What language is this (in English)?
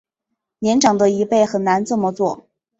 Chinese